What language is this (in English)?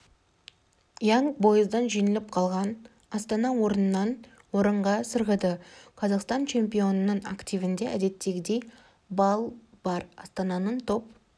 Kazakh